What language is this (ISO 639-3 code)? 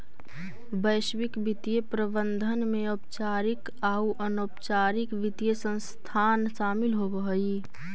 mag